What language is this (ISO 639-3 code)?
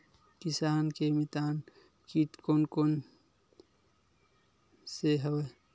hne